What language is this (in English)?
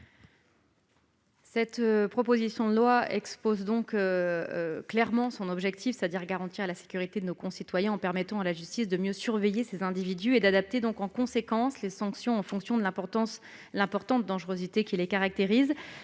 French